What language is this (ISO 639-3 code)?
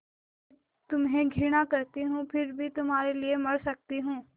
hin